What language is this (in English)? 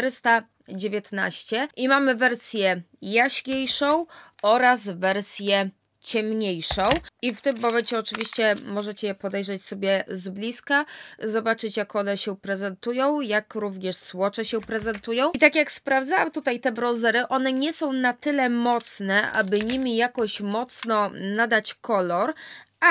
Polish